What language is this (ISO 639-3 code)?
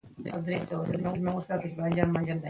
pus